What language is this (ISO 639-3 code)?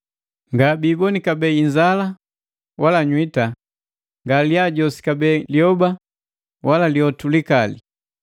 mgv